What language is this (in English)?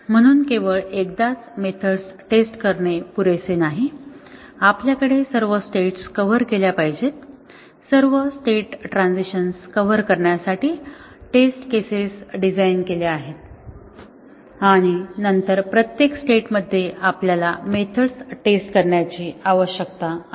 Marathi